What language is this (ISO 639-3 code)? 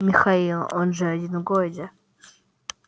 rus